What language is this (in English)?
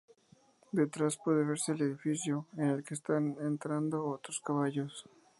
Spanish